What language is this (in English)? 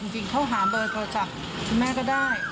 Thai